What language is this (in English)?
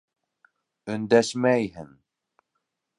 Bashkir